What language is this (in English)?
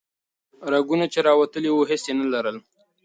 Pashto